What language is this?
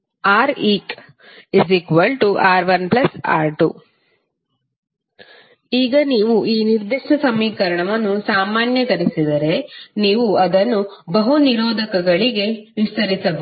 Kannada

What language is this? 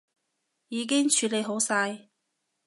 Cantonese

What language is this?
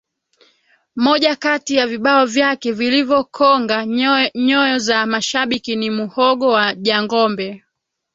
Swahili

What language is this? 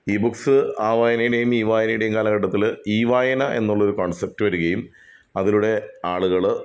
Malayalam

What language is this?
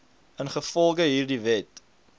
Afrikaans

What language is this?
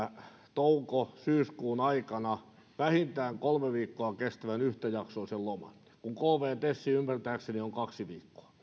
Finnish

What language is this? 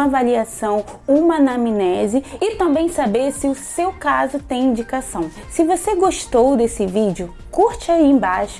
Portuguese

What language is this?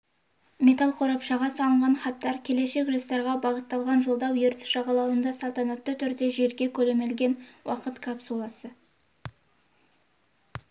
Kazakh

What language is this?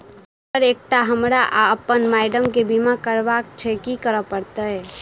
Maithili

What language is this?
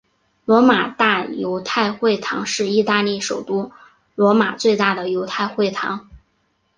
Chinese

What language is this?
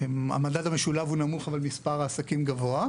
Hebrew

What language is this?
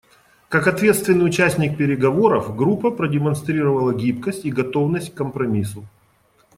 Russian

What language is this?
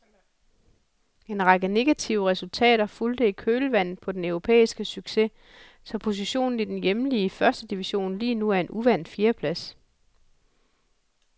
Danish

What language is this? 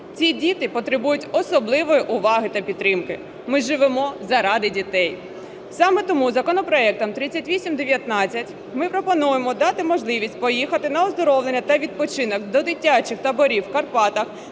Ukrainian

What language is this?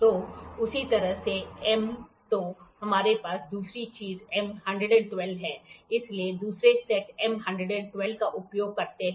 Hindi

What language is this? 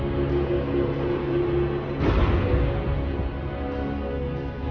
Indonesian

